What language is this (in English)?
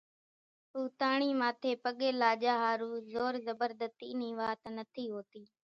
Kachi Koli